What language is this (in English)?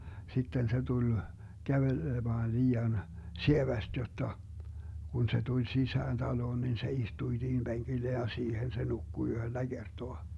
Finnish